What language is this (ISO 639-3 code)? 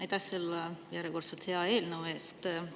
est